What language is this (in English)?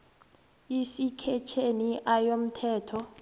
South Ndebele